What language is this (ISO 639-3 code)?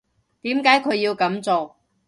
yue